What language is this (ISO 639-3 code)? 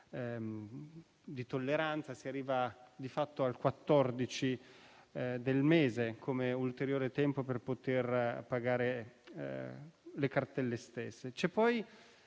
ita